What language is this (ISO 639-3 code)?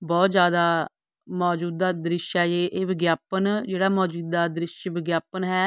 pan